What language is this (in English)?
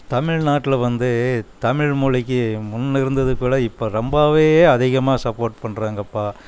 Tamil